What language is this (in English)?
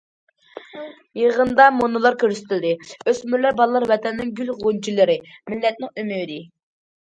Uyghur